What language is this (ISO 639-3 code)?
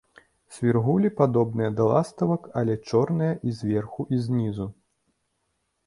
bel